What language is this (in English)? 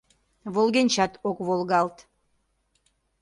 Mari